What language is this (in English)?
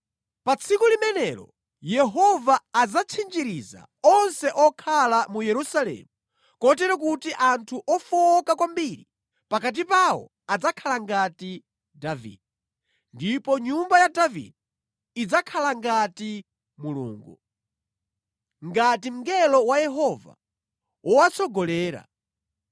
Nyanja